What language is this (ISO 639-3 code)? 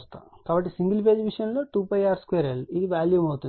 tel